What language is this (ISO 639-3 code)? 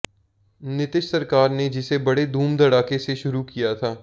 hin